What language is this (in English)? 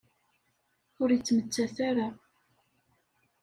Kabyle